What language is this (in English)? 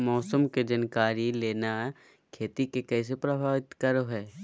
Magahi